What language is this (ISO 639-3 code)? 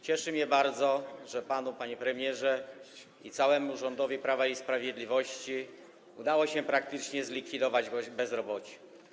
pol